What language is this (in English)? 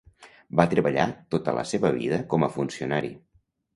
Catalan